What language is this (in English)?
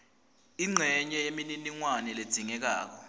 Swati